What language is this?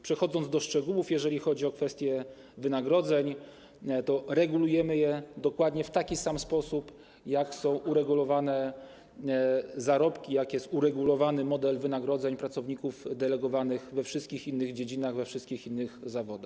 Polish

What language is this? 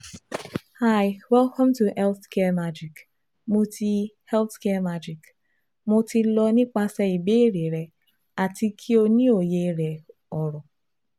Yoruba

